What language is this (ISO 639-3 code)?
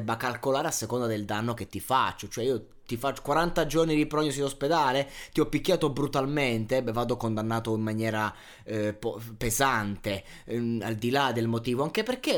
ita